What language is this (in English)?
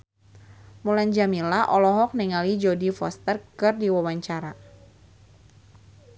Sundanese